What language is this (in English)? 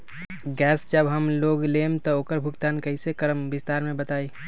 Magahi